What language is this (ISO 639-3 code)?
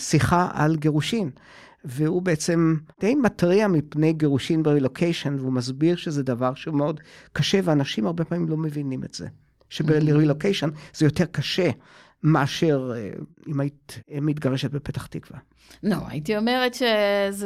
heb